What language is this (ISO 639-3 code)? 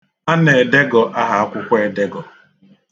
ibo